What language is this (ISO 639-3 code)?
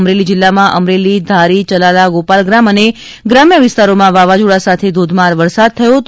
guj